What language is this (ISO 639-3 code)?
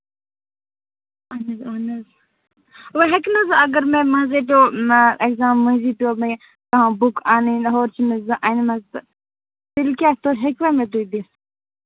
kas